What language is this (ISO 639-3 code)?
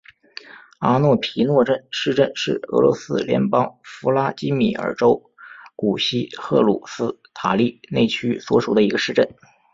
zho